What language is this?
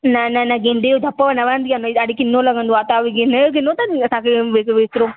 Sindhi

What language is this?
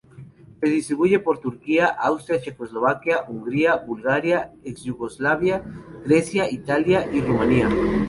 Spanish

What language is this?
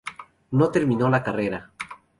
Spanish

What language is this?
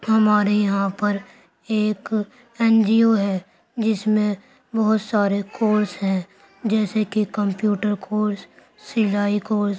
Urdu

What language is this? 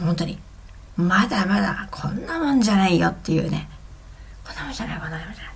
Japanese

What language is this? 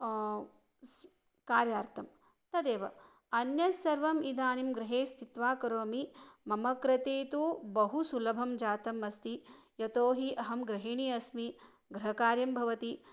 Sanskrit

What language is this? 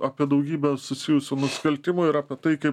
Lithuanian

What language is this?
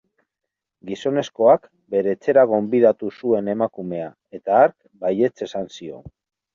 Basque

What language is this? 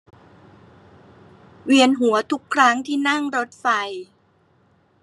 Thai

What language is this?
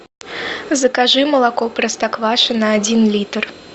Russian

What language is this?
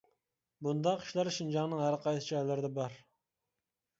Uyghur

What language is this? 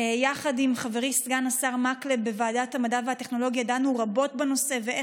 Hebrew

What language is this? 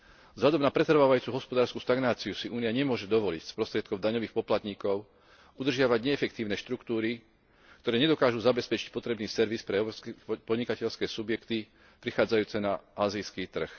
Slovak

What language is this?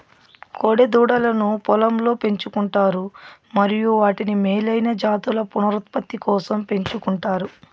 Telugu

